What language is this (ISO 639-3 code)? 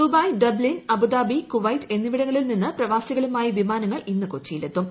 mal